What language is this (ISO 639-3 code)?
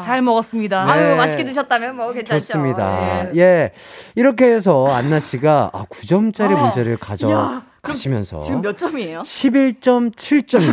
kor